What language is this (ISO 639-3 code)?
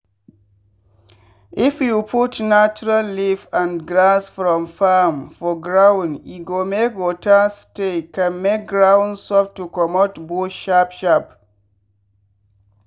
pcm